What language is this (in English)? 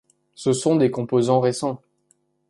French